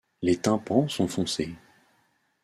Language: French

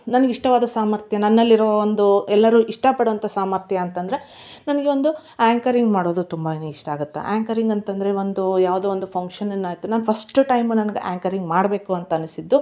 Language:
Kannada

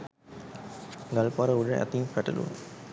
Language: Sinhala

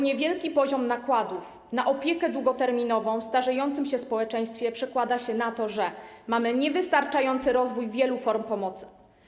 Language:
Polish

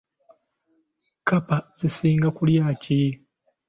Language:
Ganda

